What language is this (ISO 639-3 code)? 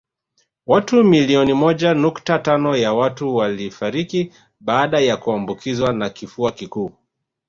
swa